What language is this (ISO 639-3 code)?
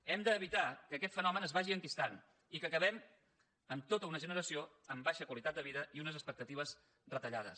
cat